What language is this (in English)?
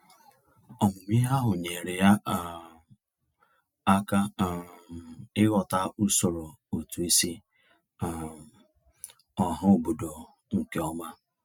Igbo